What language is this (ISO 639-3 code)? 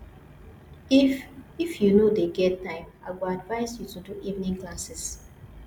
pcm